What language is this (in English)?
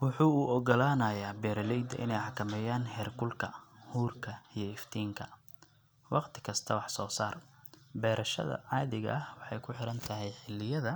Somali